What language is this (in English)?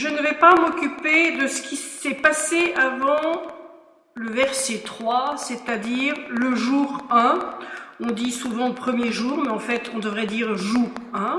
French